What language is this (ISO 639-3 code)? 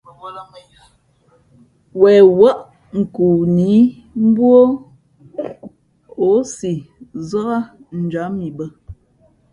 fmp